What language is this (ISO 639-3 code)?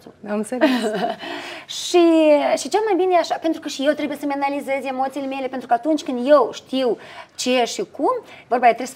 ron